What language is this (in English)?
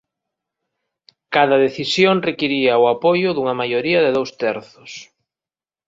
Galician